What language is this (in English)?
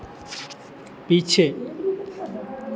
Hindi